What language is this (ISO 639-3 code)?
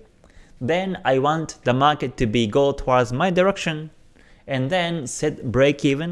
eng